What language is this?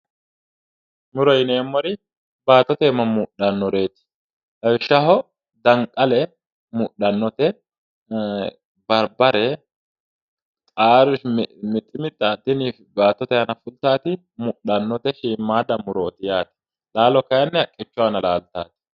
Sidamo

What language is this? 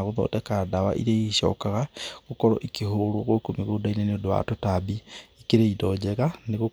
Kikuyu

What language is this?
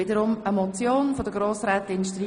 Swiss German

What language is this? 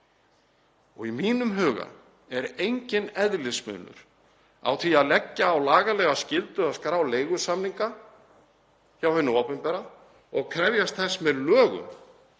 Icelandic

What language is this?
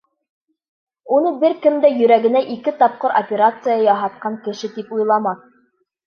Bashkir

